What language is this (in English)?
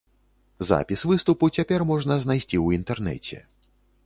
Belarusian